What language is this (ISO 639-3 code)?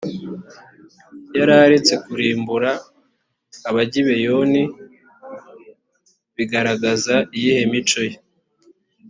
kin